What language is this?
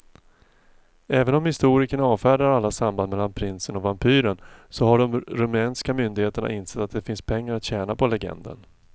Swedish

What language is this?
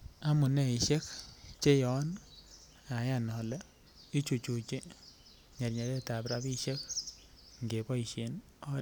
Kalenjin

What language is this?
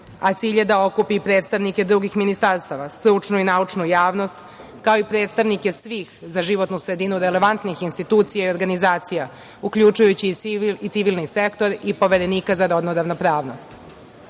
Serbian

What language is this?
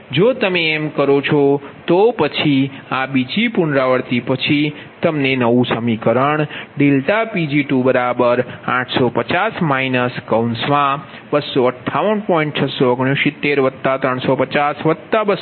Gujarati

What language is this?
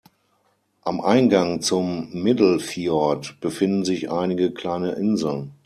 German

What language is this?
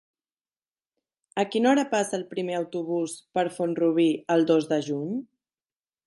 Catalan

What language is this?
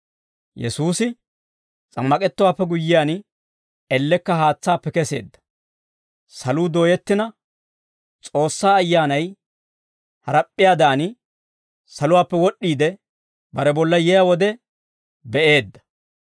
Dawro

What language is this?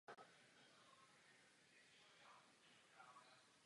Czech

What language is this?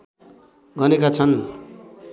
Nepali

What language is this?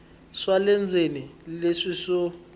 Tsonga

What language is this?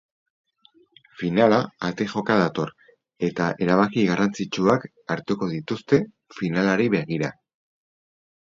Basque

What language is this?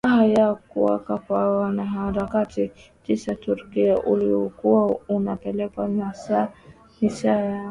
Swahili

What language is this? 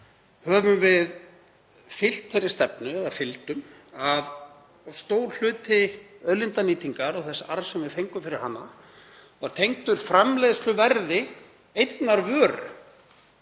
Icelandic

